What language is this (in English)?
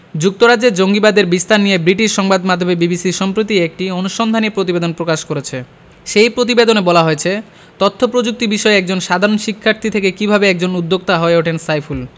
Bangla